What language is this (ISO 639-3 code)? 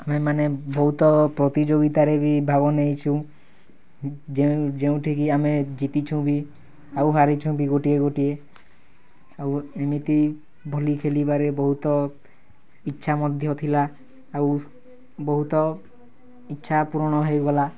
ori